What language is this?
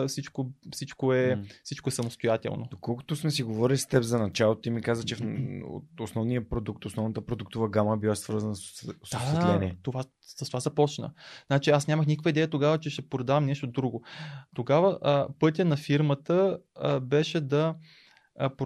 Bulgarian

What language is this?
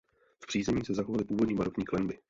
Czech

